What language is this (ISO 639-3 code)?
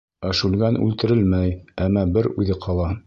bak